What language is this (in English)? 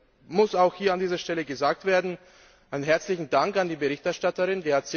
German